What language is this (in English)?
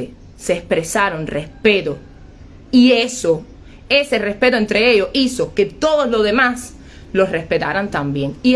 Spanish